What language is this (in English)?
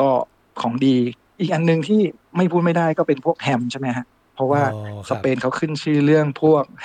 Thai